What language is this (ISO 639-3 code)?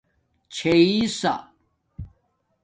dmk